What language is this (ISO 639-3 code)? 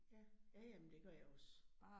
dan